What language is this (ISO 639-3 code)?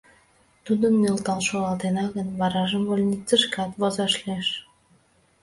chm